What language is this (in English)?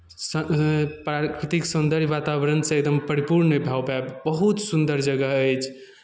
Maithili